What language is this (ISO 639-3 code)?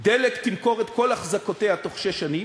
heb